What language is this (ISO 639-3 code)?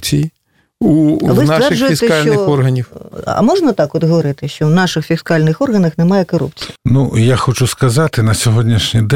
rus